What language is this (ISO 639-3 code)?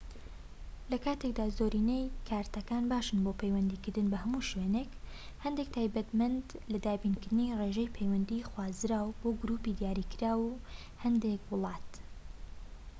ckb